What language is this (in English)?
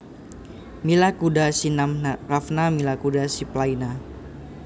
Javanese